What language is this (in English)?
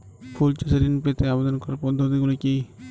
Bangla